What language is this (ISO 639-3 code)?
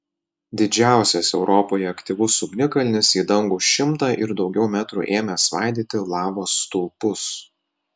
lit